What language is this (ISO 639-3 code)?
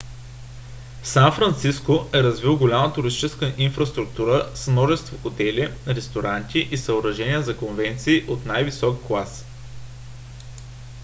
bul